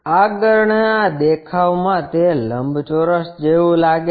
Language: Gujarati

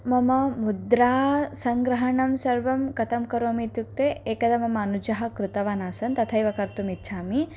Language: Sanskrit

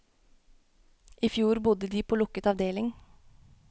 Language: Norwegian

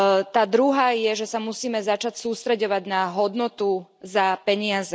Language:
Slovak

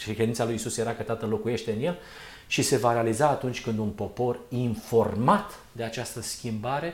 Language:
Romanian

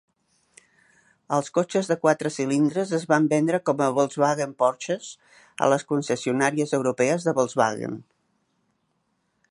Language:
Catalan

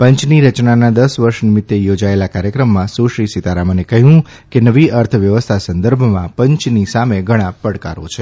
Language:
Gujarati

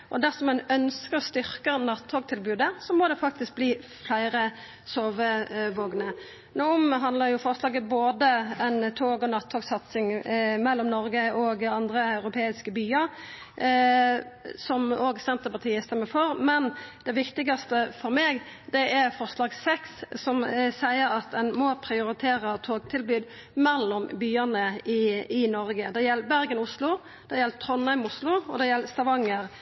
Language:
Norwegian Nynorsk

